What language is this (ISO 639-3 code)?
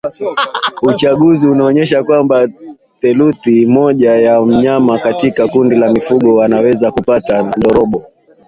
swa